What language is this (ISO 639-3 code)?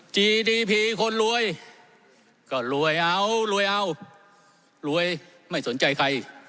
tha